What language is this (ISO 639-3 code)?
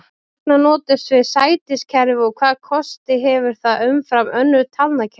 isl